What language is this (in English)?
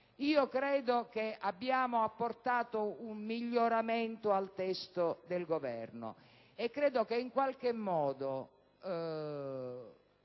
Italian